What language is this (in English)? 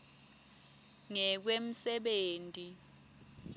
Swati